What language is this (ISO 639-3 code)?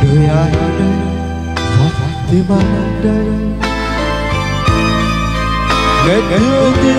vie